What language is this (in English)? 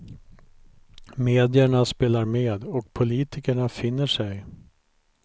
Swedish